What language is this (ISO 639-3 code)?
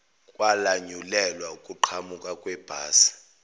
zul